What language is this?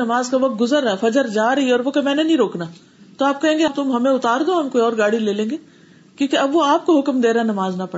Urdu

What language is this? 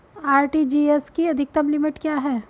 Hindi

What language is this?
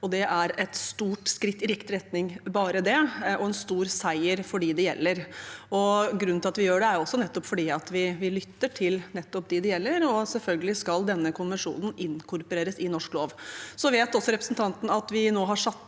Norwegian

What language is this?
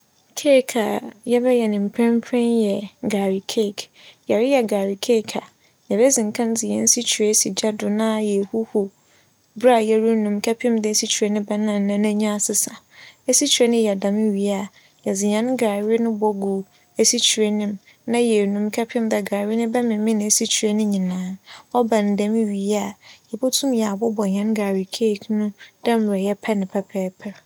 Akan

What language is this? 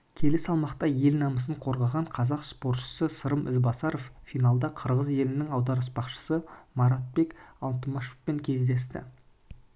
Kazakh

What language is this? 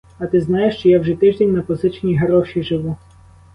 Ukrainian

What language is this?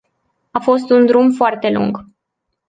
Romanian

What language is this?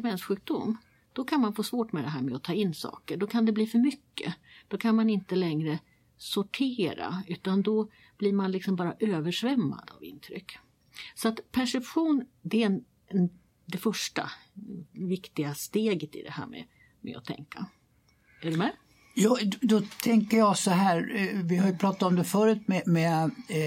Swedish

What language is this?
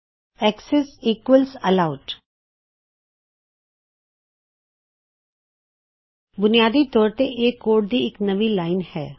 Punjabi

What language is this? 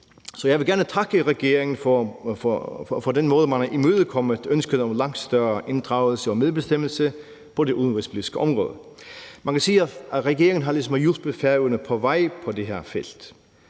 Danish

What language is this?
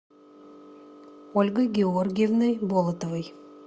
Russian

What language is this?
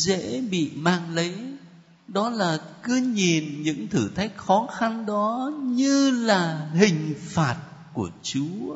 Vietnamese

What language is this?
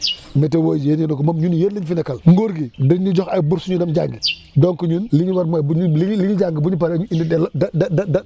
Wolof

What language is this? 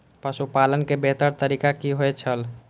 Maithili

